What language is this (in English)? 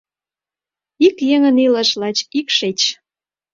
Mari